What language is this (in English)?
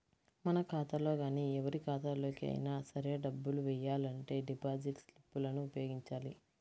Telugu